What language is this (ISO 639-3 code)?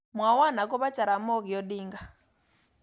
kln